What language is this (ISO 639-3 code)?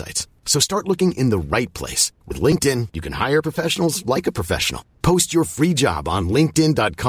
fil